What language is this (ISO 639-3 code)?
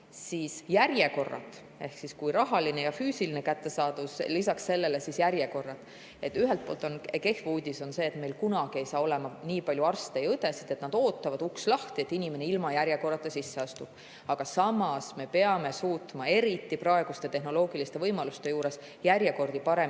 est